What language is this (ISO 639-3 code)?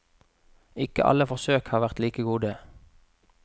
nor